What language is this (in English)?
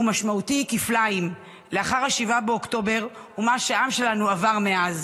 Hebrew